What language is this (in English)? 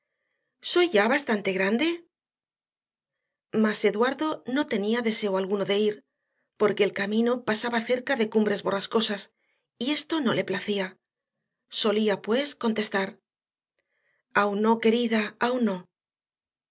Spanish